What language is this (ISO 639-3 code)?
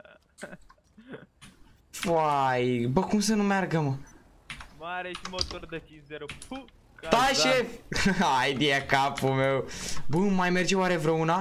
ron